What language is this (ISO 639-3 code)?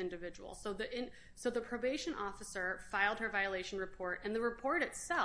eng